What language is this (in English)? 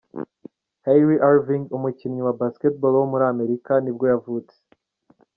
Kinyarwanda